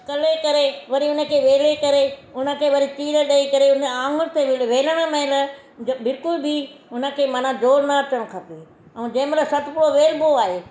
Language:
Sindhi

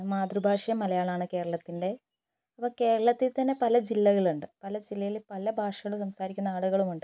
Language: Malayalam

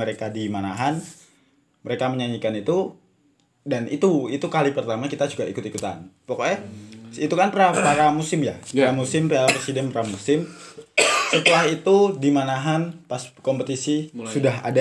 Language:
Indonesian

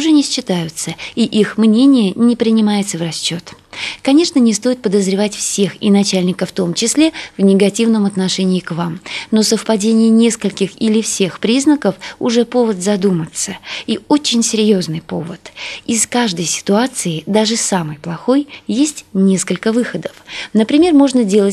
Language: Russian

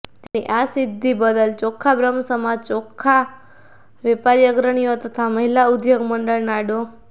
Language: Gujarati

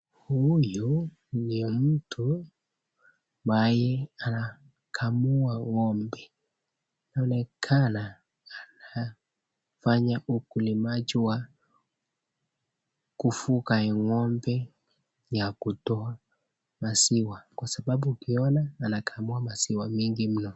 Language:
Swahili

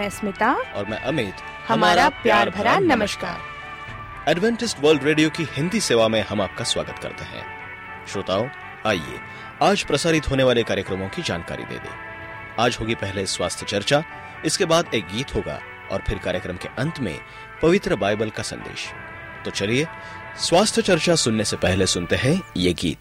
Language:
Hindi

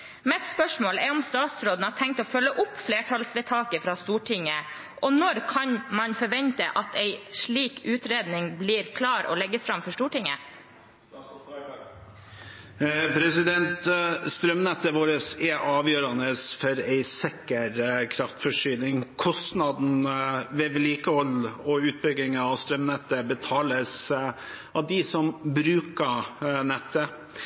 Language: Norwegian Bokmål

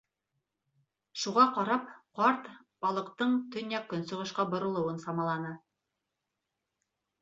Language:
Bashkir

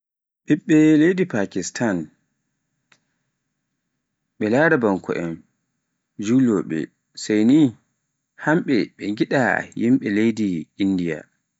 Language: Pular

